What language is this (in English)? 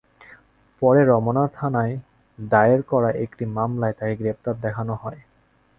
Bangla